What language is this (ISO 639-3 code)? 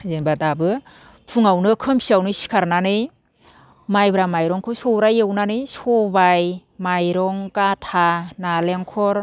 brx